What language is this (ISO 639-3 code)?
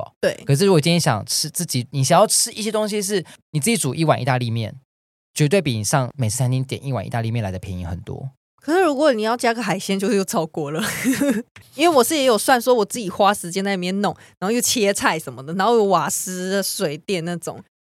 zho